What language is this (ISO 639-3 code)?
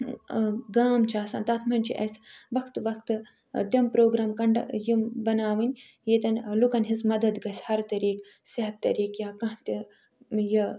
kas